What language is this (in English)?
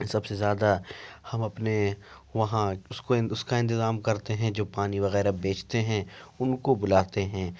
Urdu